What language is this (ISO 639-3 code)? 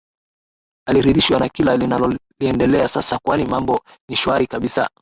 swa